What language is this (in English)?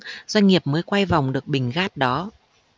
Vietnamese